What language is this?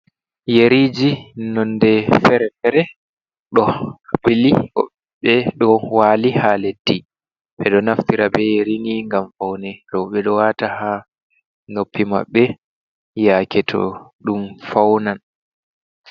Fula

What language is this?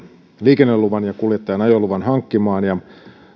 Finnish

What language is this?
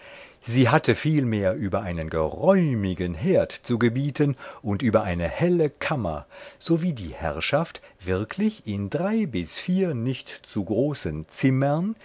German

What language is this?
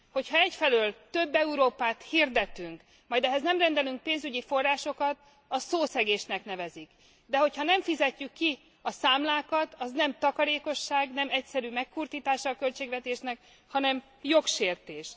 Hungarian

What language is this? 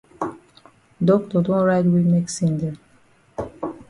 Cameroon Pidgin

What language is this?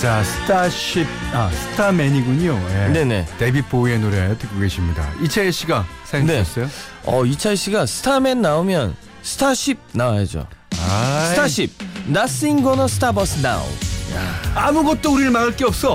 Korean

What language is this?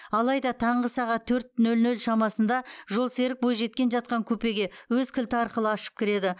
Kazakh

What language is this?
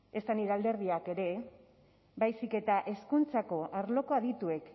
Basque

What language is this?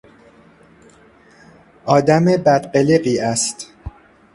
Persian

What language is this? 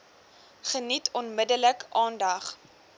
Afrikaans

